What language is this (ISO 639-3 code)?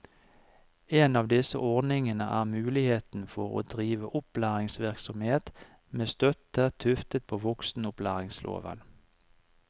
nor